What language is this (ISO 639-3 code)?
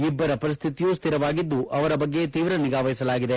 kan